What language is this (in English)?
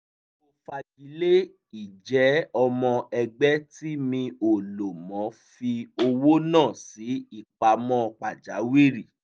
Yoruba